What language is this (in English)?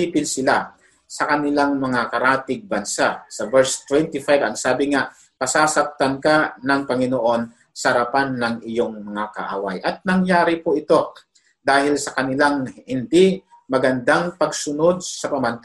Filipino